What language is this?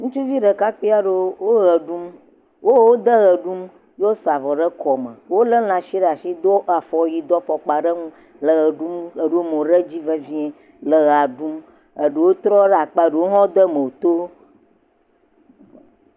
Ewe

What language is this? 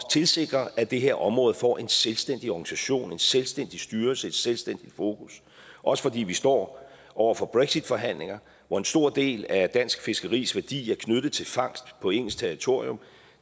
Danish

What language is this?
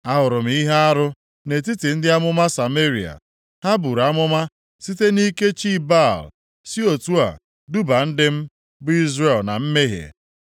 Igbo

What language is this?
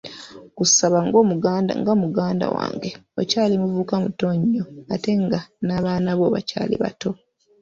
Ganda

